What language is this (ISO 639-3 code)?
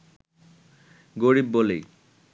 ben